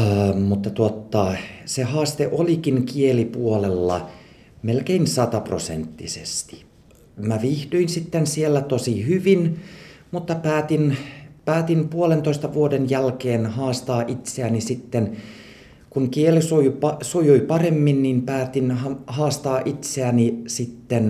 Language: Finnish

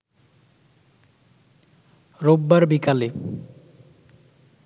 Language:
Bangla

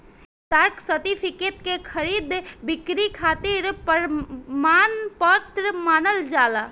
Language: Bhojpuri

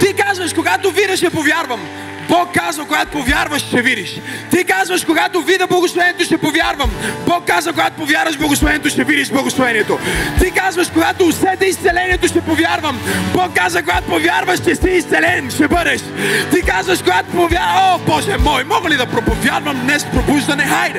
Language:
Bulgarian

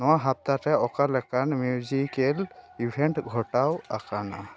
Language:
Santali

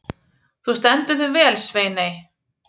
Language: Icelandic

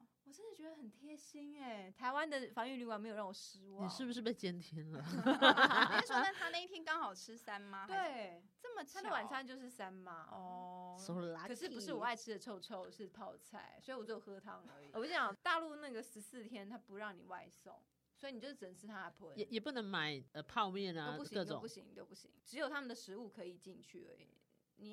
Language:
Chinese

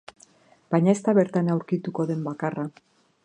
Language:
Basque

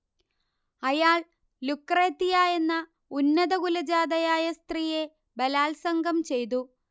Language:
Malayalam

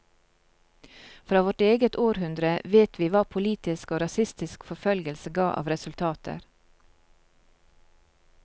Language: Norwegian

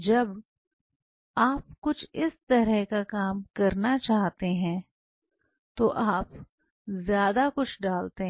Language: Hindi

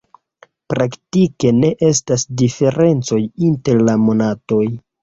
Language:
Esperanto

